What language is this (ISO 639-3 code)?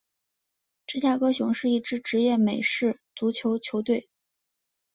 zho